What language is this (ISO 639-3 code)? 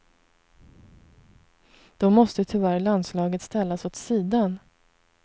swe